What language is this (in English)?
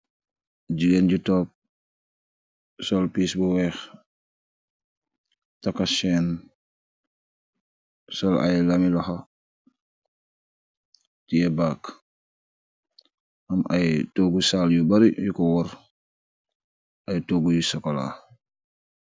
Wolof